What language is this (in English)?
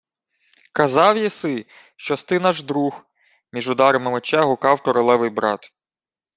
Ukrainian